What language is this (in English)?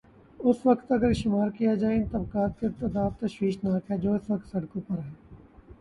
Urdu